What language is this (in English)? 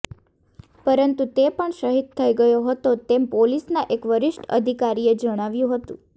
Gujarati